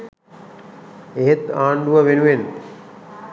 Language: Sinhala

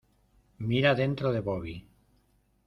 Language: Spanish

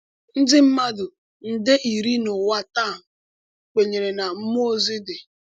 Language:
Igbo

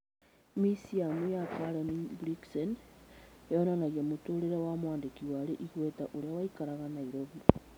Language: Kikuyu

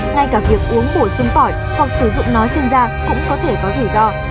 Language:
Vietnamese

